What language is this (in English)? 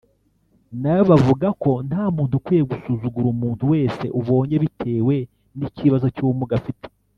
Kinyarwanda